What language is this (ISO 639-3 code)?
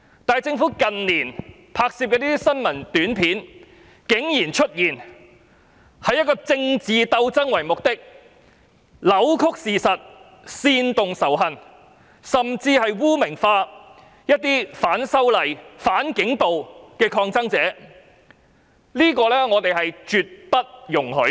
yue